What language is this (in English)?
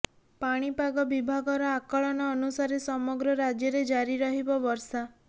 Odia